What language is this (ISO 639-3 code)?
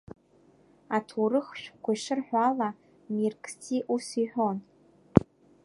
abk